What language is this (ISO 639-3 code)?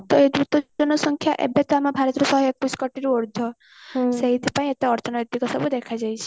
ori